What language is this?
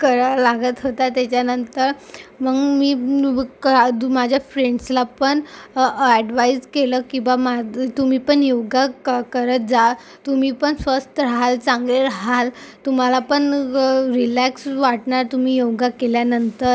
Marathi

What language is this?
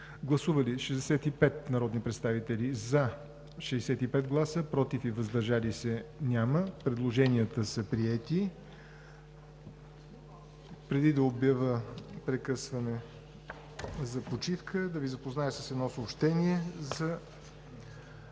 Bulgarian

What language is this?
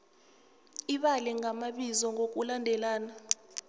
South Ndebele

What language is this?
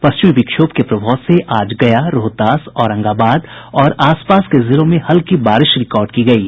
Hindi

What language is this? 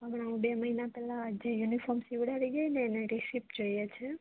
Gujarati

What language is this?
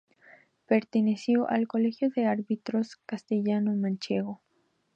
Spanish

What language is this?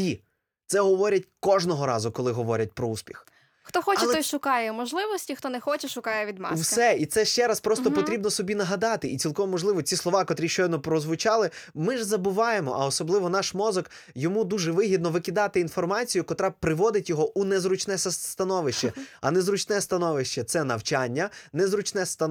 Ukrainian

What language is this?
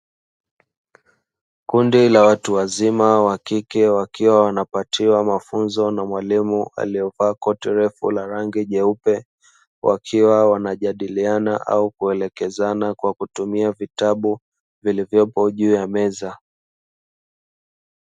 Swahili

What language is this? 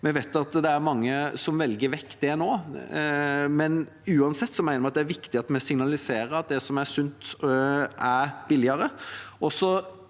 Norwegian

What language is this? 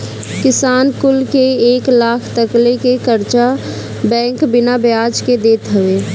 Bhojpuri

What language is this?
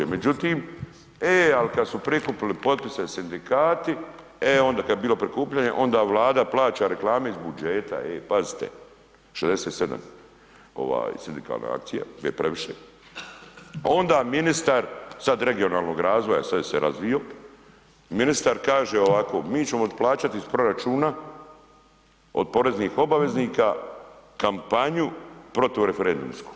Croatian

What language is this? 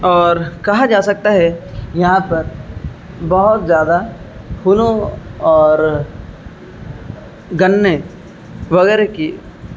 Urdu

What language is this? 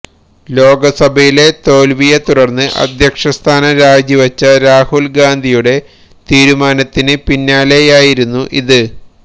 Malayalam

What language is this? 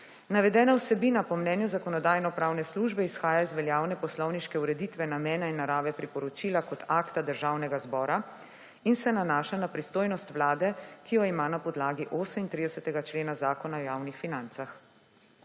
Slovenian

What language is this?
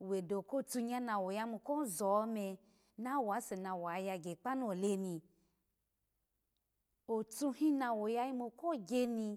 Alago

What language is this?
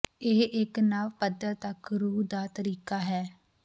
Punjabi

